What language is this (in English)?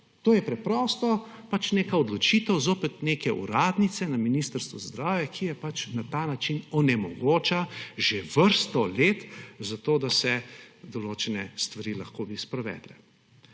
Slovenian